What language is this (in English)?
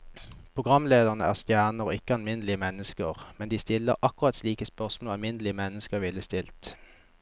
Norwegian